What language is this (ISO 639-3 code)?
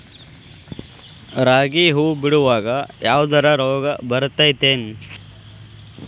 kan